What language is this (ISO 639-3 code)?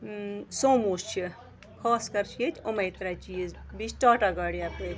kas